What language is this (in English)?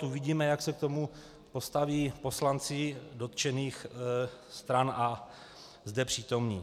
Czech